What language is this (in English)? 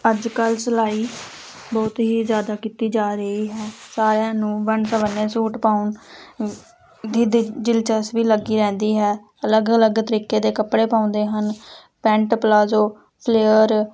Punjabi